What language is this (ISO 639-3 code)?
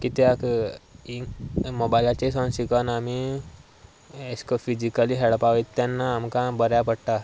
kok